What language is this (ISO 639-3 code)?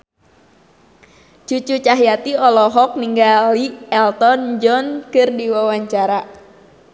sun